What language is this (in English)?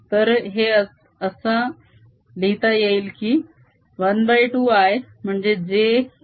Marathi